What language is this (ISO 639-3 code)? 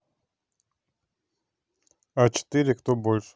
rus